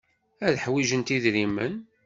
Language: Kabyle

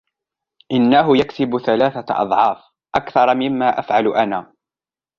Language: Arabic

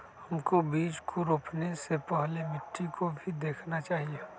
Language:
Magahi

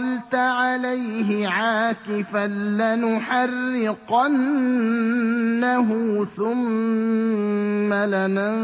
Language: Arabic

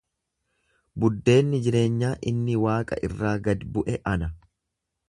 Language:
Oromo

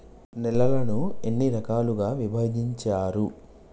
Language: Telugu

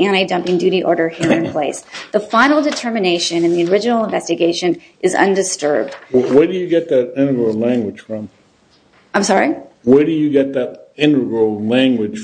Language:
English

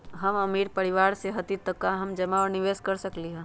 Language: Magahi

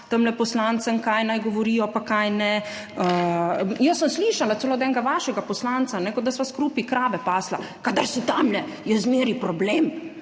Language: Slovenian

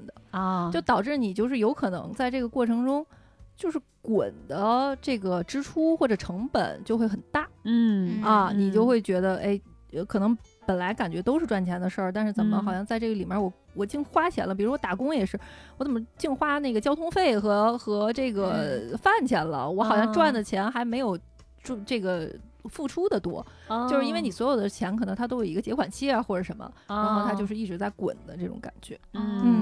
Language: Chinese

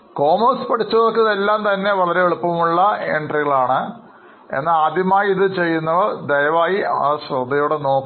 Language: Malayalam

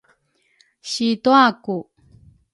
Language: Rukai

